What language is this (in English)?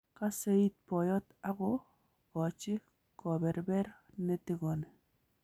Kalenjin